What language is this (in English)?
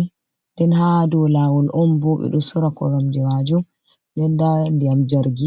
Fula